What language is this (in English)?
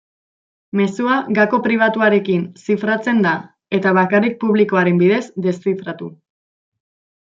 Basque